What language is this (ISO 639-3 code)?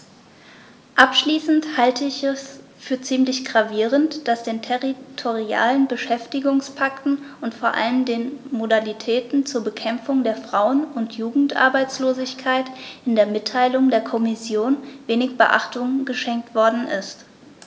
deu